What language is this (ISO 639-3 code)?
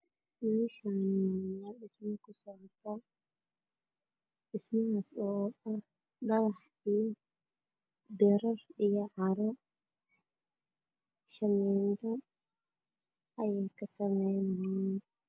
som